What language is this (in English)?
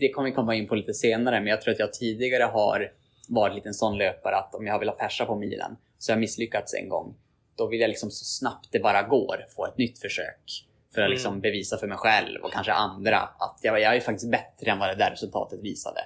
Swedish